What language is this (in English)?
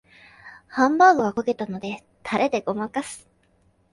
Japanese